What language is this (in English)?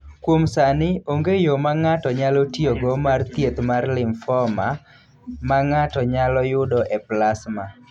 Luo (Kenya and Tanzania)